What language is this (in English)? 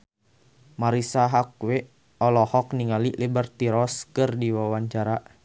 Sundanese